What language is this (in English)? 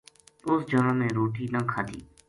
Gujari